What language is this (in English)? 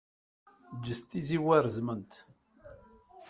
Kabyle